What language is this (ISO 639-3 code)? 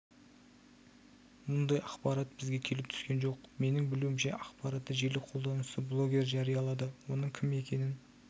kaz